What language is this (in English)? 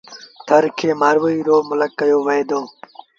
Sindhi Bhil